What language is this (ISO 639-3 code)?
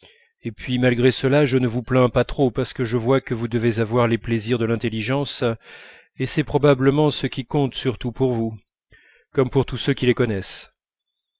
fra